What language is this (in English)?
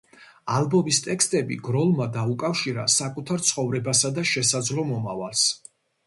Georgian